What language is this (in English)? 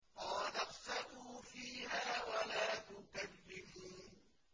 Arabic